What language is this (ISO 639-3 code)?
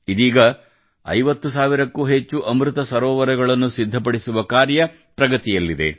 kan